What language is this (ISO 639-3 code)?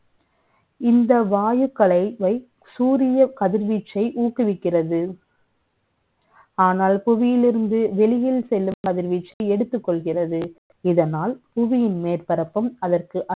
tam